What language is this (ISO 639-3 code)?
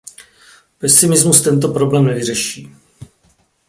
ces